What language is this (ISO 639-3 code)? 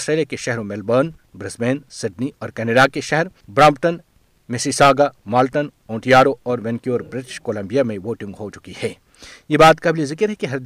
urd